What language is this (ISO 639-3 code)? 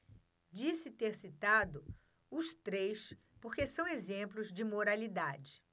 por